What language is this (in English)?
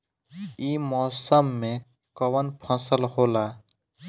Bhojpuri